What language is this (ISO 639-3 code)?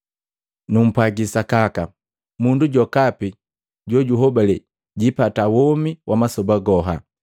mgv